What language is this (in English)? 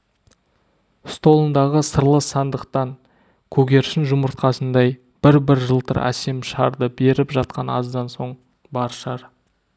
Kazakh